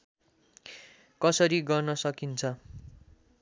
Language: Nepali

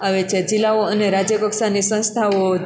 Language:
Gujarati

